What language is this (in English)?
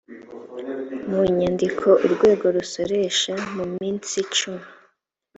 Kinyarwanda